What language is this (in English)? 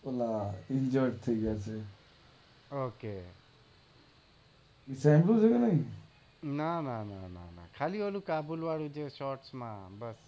Gujarati